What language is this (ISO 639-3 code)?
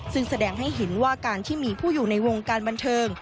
tha